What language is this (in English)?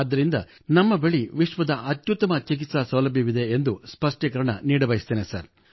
Kannada